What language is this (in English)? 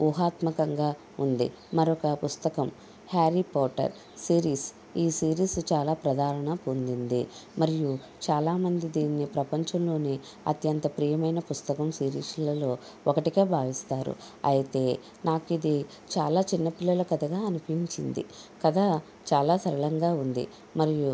Telugu